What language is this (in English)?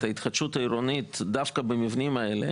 Hebrew